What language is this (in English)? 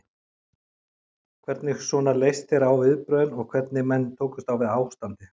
Icelandic